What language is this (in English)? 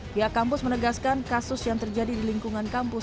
Indonesian